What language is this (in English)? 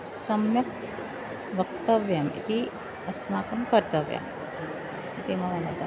Sanskrit